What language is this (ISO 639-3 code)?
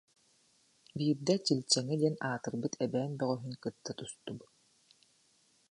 sah